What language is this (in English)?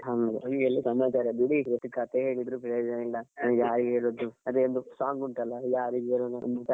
Kannada